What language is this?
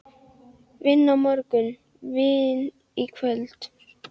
Icelandic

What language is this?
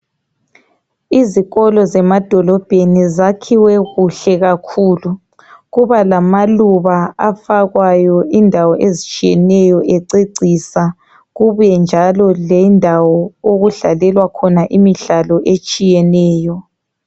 North Ndebele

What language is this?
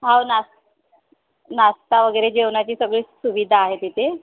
Marathi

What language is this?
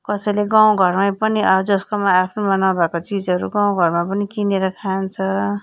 Nepali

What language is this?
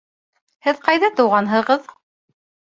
Bashkir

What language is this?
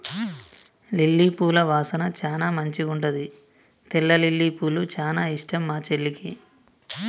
Telugu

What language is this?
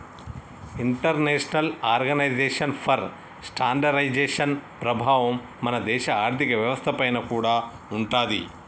Telugu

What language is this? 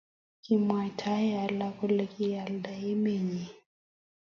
Kalenjin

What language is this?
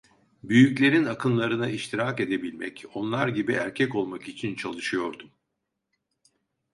Turkish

